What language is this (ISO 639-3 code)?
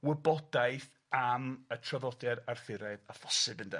cym